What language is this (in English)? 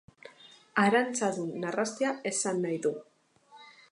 Basque